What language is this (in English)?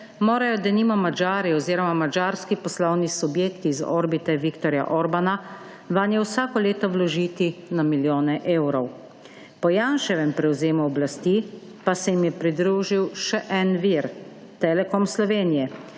Slovenian